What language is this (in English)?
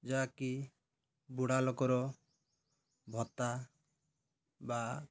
Odia